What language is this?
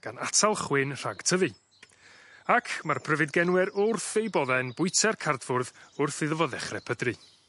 Welsh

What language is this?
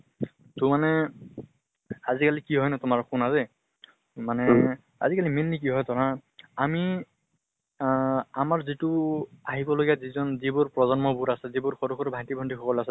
Assamese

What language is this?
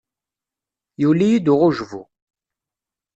Kabyle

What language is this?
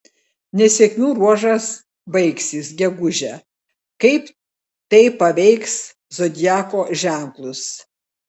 Lithuanian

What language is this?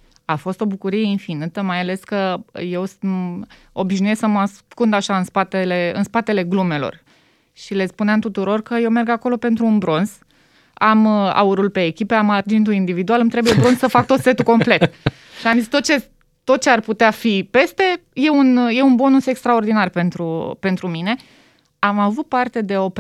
Romanian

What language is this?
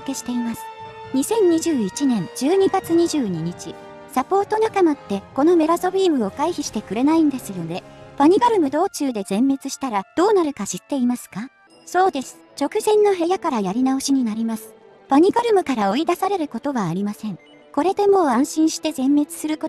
Japanese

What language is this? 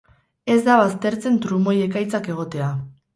Basque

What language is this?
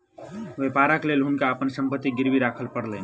Maithili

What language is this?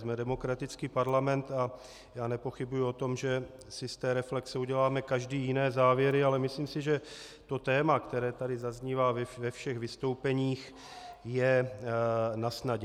Czech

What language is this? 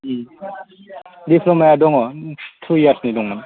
Bodo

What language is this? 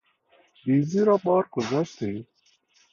Persian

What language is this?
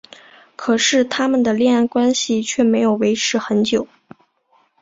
Chinese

